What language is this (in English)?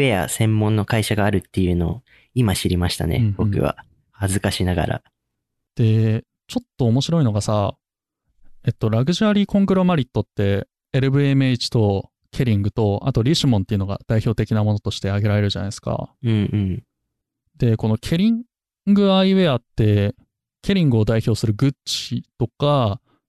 Japanese